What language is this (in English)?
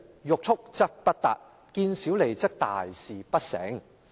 Cantonese